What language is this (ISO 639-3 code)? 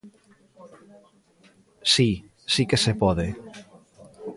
glg